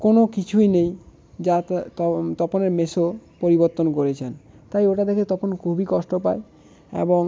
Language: Bangla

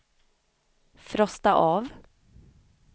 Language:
Swedish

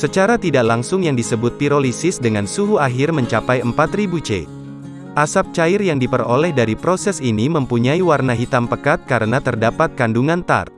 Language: Indonesian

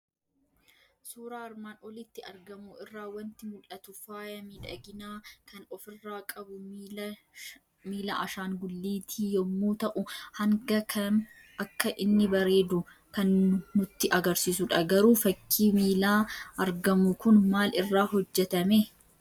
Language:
Oromo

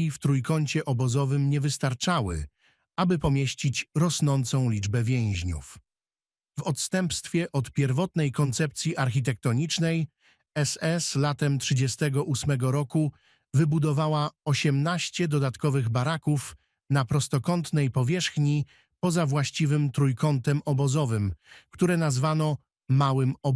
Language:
Polish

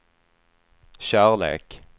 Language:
Swedish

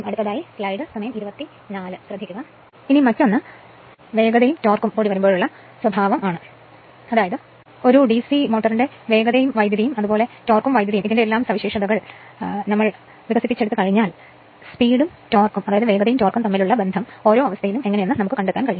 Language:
Malayalam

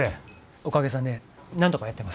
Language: Japanese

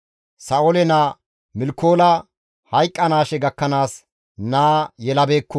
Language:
Gamo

